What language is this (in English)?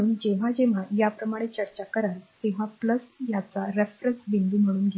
Marathi